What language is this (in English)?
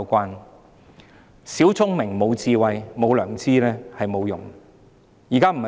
Cantonese